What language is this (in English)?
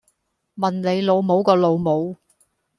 Cantonese